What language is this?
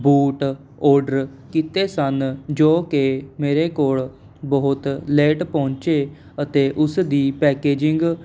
Punjabi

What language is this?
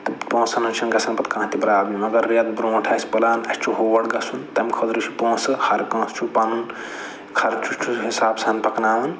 Kashmiri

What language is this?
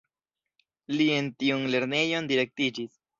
Esperanto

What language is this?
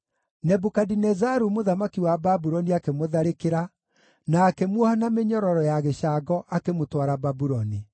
Kikuyu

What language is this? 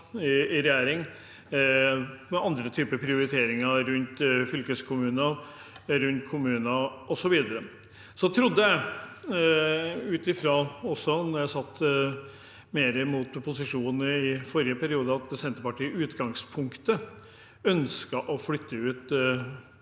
Norwegian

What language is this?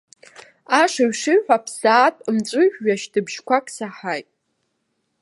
Abkhazian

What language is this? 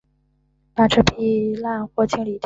Chinese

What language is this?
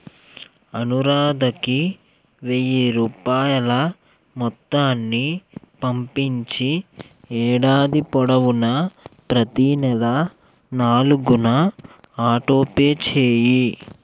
Telugu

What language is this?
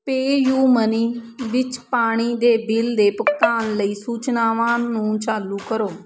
Punjabi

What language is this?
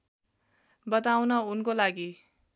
Nepali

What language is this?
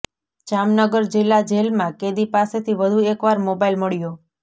Gujarati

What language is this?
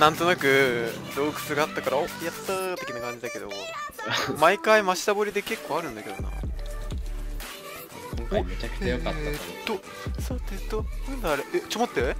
Japanese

